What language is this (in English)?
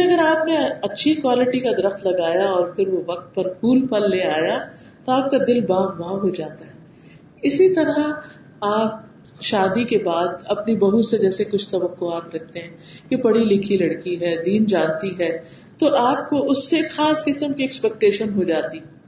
Urdu